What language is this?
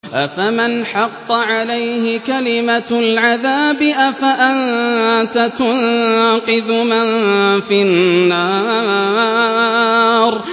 Arabic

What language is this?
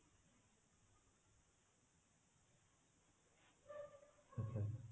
Odia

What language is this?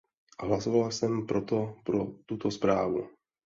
Czech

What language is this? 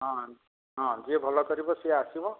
Odia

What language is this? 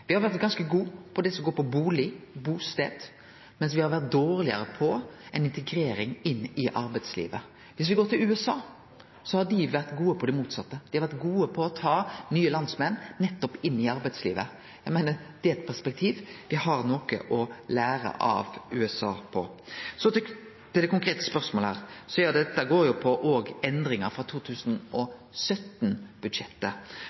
Norwegian Nynorsk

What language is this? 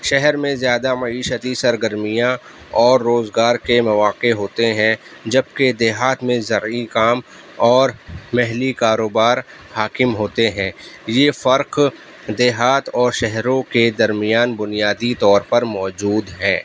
Urdu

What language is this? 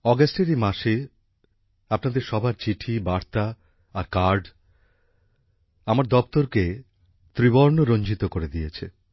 Bangla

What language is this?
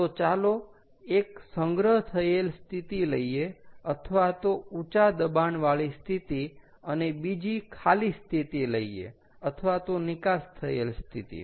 Gujarati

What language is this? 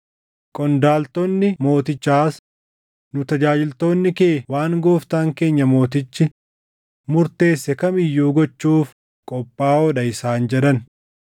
Oromo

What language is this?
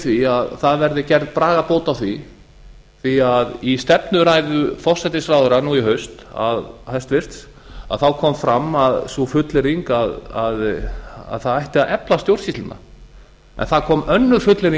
Icelandic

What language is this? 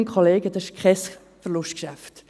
Swiss German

